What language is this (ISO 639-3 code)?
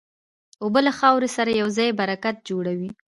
pus